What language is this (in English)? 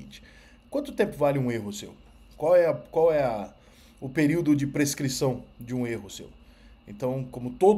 Portuguese